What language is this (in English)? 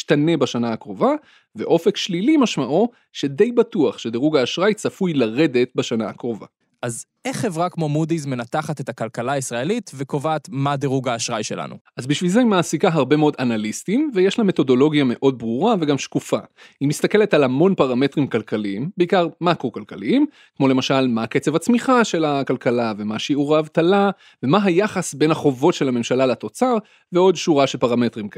Hebrew